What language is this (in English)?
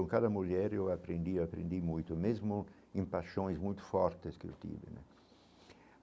Portuguese